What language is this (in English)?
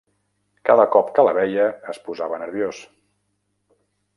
Catalan